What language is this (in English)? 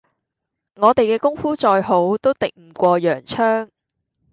Cantonese